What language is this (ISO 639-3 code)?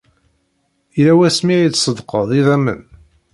kab